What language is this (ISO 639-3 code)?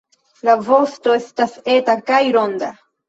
epo